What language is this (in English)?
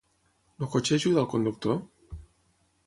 Catalan